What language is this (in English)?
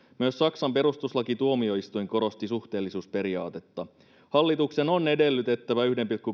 Finnish